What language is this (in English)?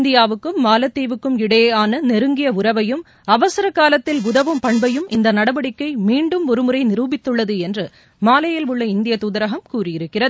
Tamil